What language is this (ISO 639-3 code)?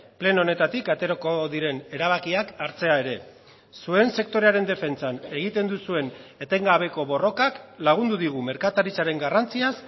eus